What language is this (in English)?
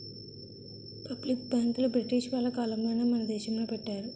Telugu